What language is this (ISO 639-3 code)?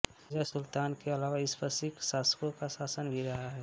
hin